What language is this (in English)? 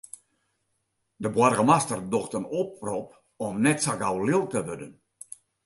Western Frisian